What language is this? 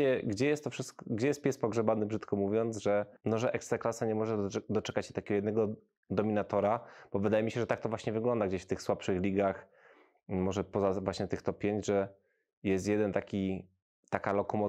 Polish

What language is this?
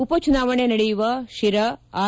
Kannada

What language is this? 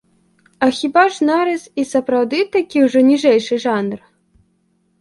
Belarusian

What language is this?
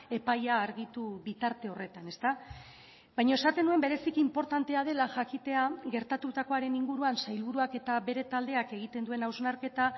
Basque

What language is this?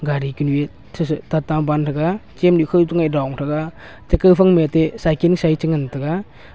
Wancho Naga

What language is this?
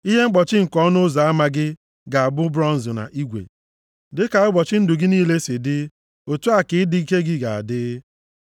Igbo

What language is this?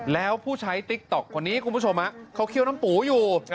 Thai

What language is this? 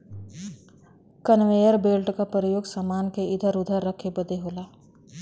Bhojpuri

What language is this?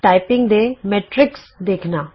Punjabi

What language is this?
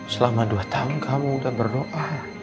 Indonesian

